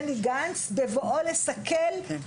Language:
Hebrew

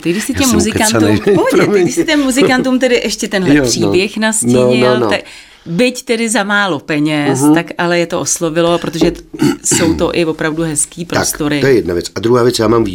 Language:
Czech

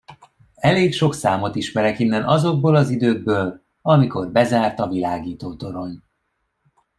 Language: Hungarian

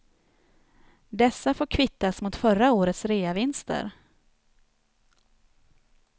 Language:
Swedish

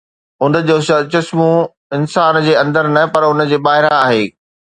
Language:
Sindhi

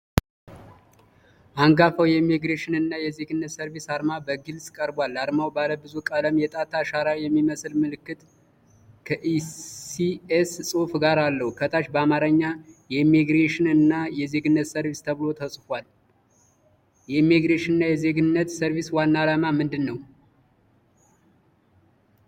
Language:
Amharic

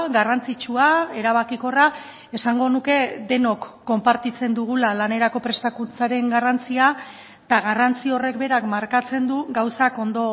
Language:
Basque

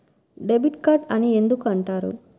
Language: Telugu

